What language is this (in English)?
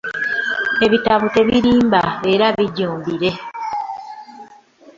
Ganda